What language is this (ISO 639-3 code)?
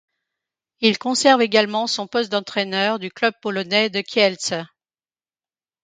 fra